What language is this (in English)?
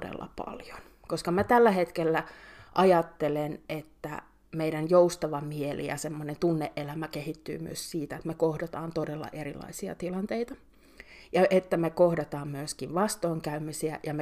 Finnish